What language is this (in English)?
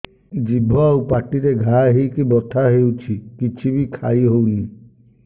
Odia